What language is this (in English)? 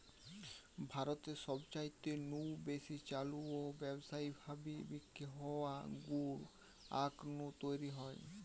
Bangla